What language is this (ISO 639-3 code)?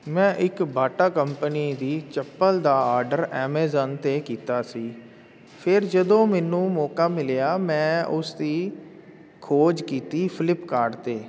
pan